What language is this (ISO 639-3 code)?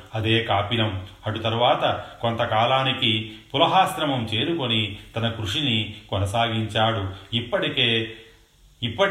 tel